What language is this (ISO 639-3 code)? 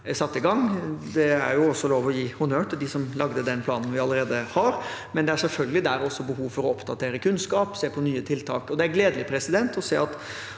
nor